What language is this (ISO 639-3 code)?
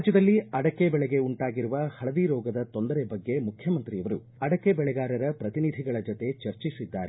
kan